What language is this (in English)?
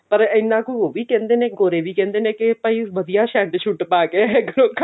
Punjabi